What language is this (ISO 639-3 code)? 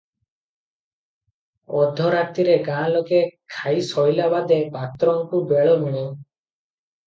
ori